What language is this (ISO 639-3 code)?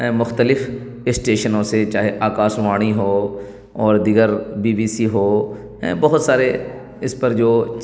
urd